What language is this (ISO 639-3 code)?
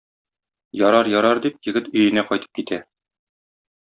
tat